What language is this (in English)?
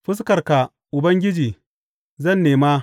Hausa